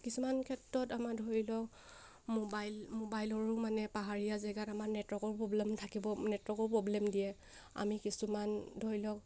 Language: Assamese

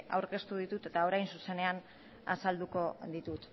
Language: Basque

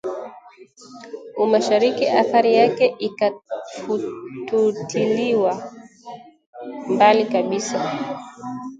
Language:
Swahili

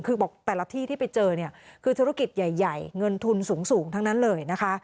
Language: Thai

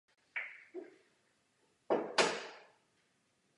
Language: Czech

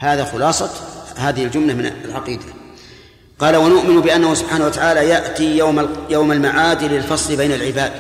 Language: Arabic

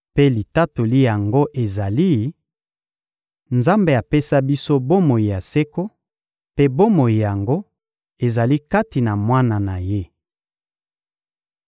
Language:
Lingala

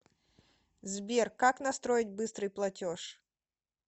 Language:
Russian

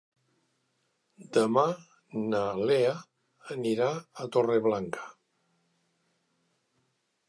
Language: Catalan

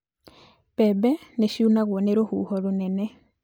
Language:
Kikuyu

